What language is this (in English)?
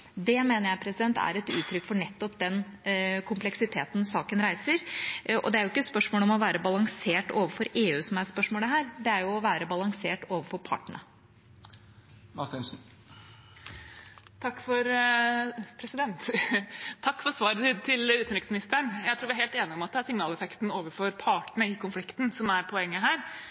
Norwegian Bokmål